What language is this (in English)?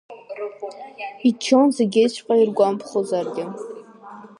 Abkhazian